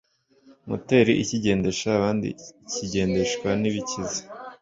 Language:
Kinyarwanda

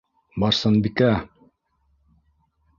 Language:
Bashkir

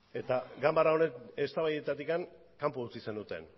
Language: Basque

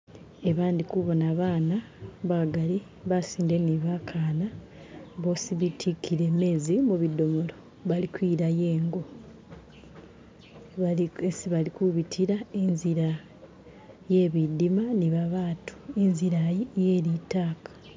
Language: Masaaba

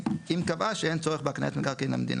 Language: Hebrew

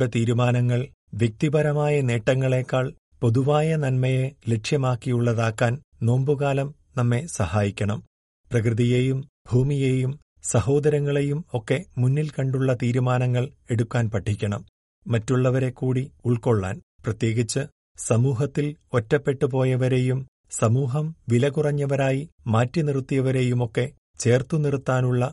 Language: Malayalam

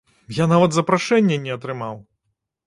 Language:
Belarusian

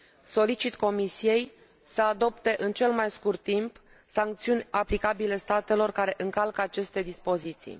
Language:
Romanian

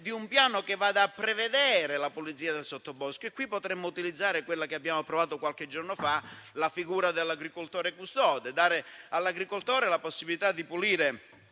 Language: Italian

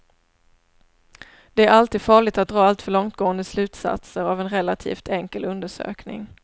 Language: Swedish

